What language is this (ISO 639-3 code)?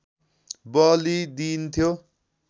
nep